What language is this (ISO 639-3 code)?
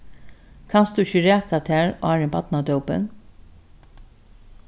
fao